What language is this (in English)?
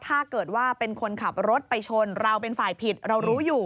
Thai